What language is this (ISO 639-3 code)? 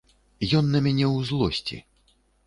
bel